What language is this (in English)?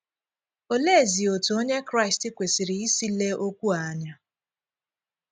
Igbo